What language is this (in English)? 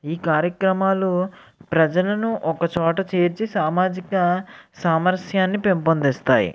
Telugu